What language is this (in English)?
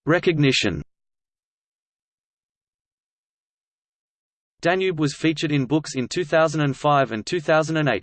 English